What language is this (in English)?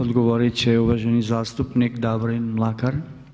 Croatian